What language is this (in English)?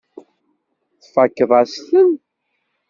Kabyle